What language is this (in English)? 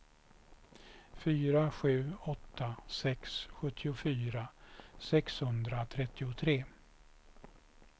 Swedish